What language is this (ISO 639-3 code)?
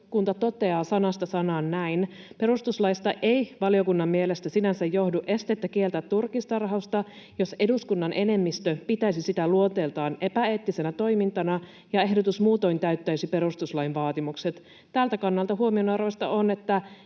fin